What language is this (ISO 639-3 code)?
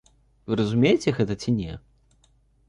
bel